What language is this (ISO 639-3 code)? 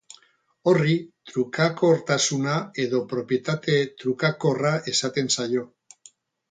eus